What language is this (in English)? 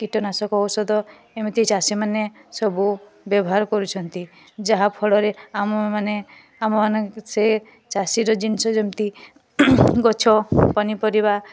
Odia